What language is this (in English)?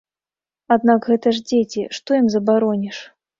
Belarusian